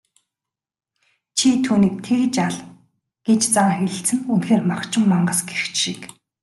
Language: Mongolian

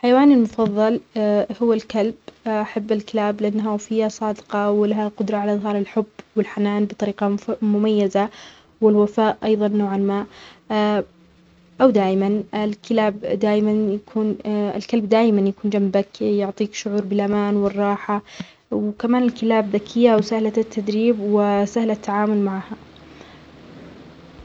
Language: Omani Arabic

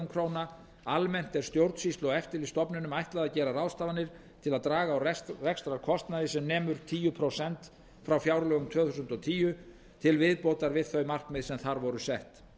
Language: Icelandic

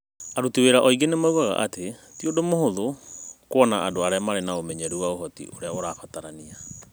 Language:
Kikuyu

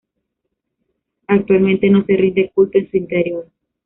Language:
Spanish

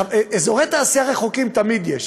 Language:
Hebrew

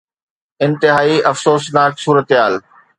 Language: Sindhi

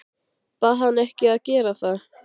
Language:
Icelandic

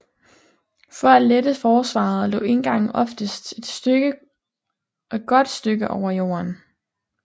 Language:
Danish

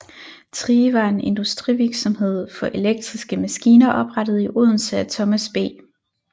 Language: Danish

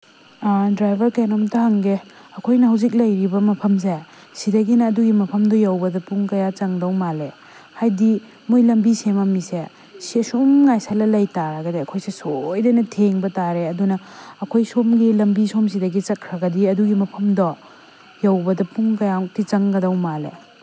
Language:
Manipuri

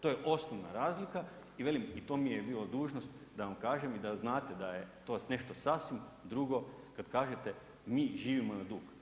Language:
Croatian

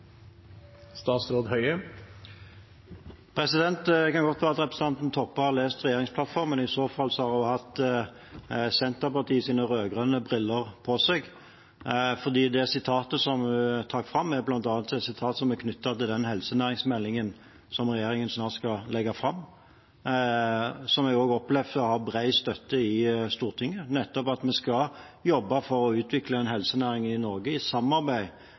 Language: Norwegian Bokmål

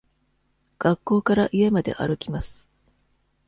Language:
Japanese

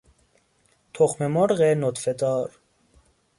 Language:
Persian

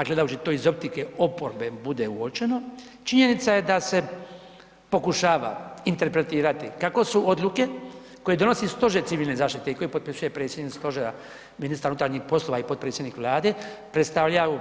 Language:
Croatian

